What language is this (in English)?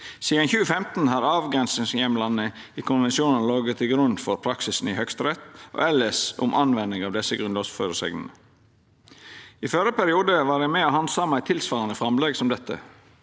Norwegian